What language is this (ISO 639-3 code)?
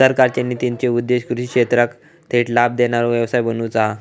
mar